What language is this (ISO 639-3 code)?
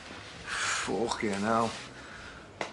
cym